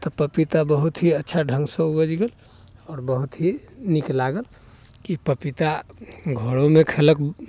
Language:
Maithili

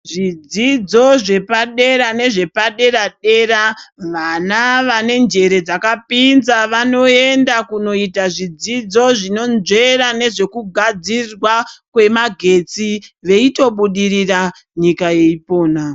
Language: Ndau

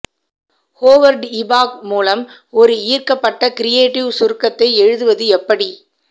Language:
Tamil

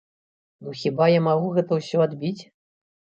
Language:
Belarusian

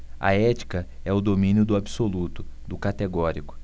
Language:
Portuguese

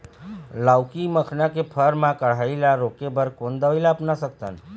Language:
Chhattisgarhi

